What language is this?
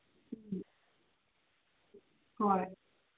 Manipuri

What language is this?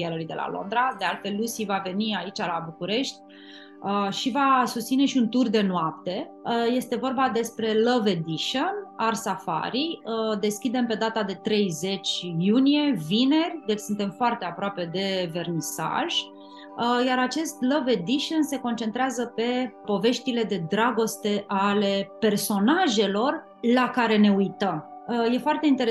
Romanian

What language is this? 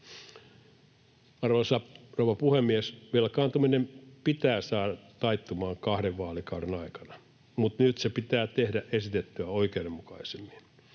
Finnish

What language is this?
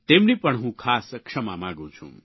Gujarati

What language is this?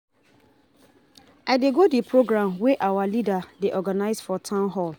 Nigerian Pidgin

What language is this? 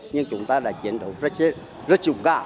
Vietnamese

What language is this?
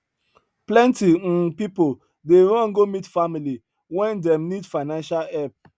Nigerian Pidgin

